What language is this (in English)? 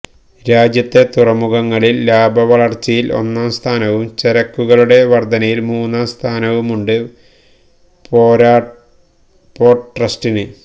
Malayalam